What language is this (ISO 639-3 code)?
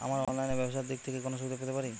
ben